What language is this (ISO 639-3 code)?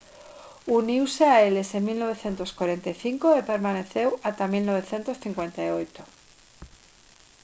glg